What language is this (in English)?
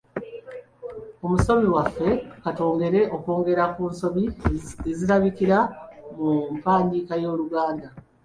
Ganda